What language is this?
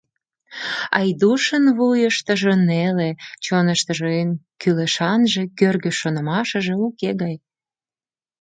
Mari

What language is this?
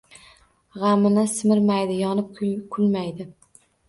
Uzbek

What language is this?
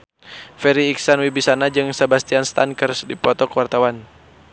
Sundanese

